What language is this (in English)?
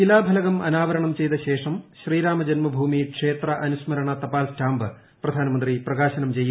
Malayalam